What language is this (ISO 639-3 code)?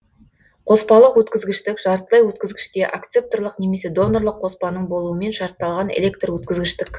kaz